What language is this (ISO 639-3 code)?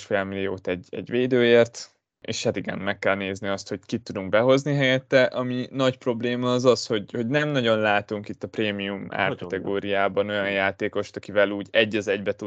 hun